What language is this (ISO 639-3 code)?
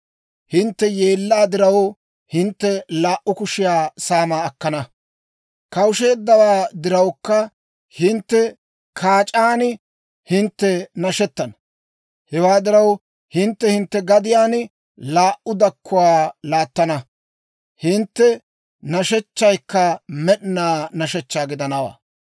dwr